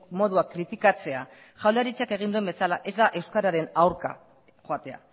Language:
Basque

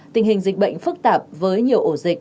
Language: Vietnamese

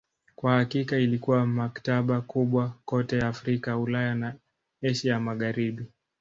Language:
Swahili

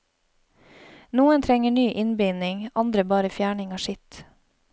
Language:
Norwegian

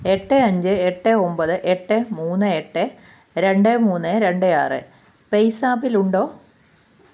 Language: Malayalam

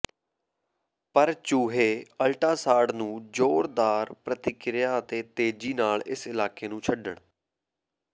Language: Punjabi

